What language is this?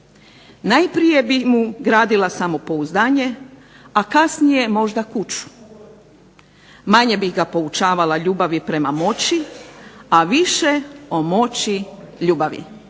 Croatian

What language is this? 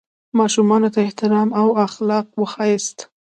Pashto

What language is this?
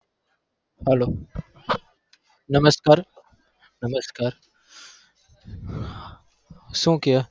Gujarati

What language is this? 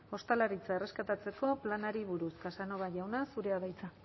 Basque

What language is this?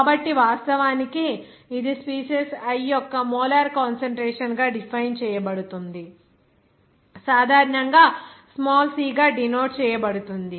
Telugu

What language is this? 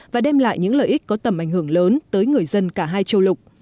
Vietnamese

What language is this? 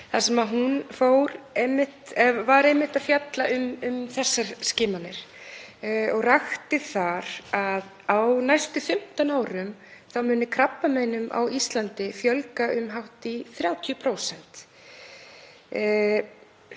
Icelandic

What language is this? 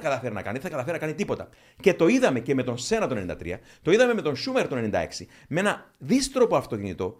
Greek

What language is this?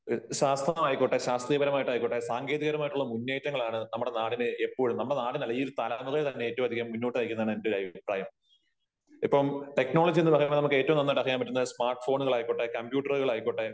Malayalam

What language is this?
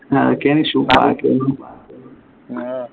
Malayalam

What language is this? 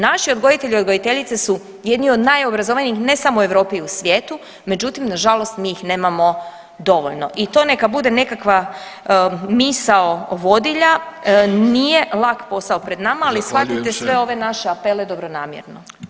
Croatian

